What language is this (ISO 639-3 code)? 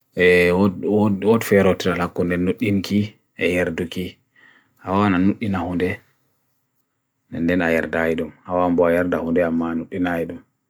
fui